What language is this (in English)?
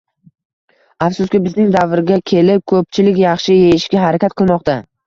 Uzbek